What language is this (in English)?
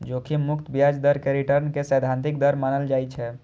Maithili